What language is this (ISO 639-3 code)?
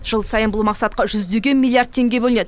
kaz